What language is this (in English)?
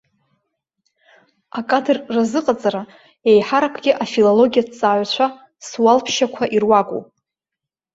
Abkhazian